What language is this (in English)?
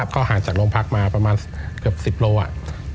Thai